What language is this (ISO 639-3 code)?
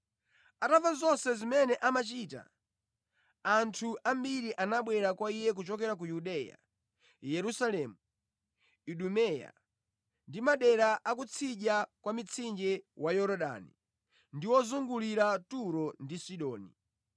nya